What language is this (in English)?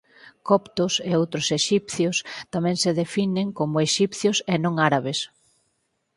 Galician